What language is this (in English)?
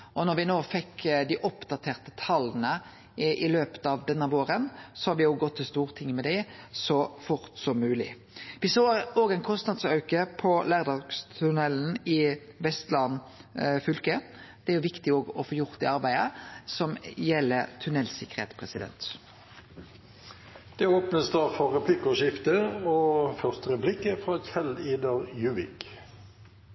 Norwegian